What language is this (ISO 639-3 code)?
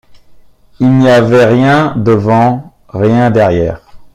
fra